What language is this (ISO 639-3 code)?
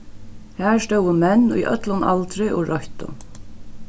fao